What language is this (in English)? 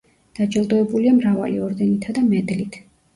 Georgian